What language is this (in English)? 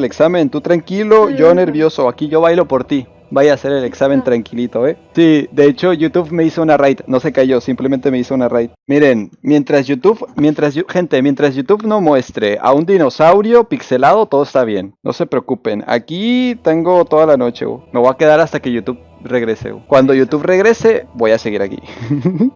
Spanish